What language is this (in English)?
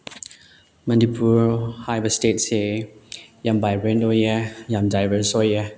Manipuri